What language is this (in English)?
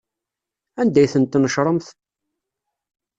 Kabyle